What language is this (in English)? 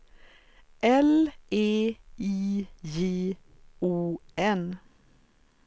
Swedish